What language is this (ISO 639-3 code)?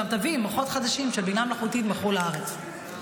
heb